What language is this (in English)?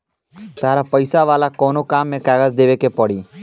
Bhojpuri